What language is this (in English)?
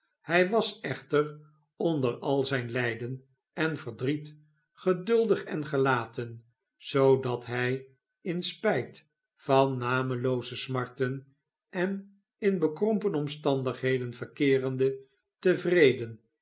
Dutch